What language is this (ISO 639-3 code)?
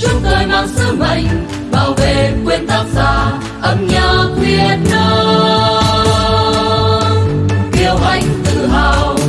vie